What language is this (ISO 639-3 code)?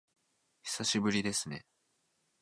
jpn